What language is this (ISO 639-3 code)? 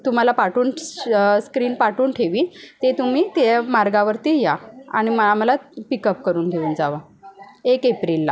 mar